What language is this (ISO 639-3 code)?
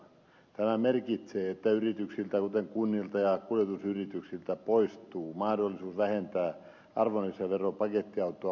fin